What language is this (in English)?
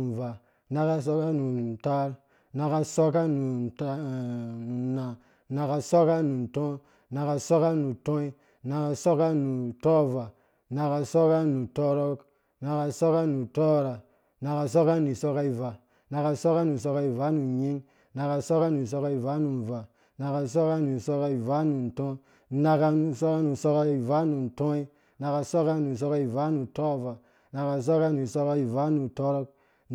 Dũya